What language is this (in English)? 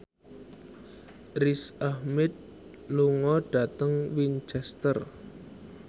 Javanese